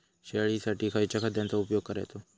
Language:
Marathi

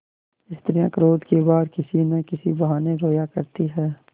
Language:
Hindi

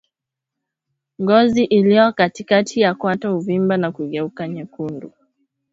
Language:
Swahili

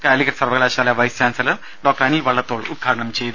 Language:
Malayalam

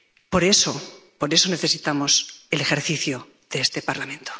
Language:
Spanish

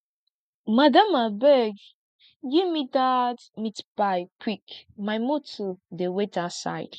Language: Nigerian Pidgin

